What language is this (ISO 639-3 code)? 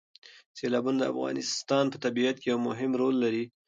pus